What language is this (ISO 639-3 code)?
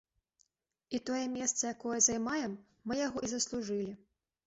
bel